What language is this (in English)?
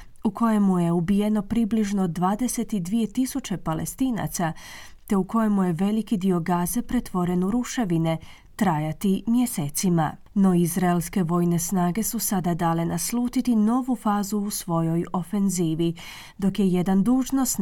Croatian